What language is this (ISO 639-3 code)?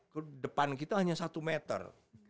ind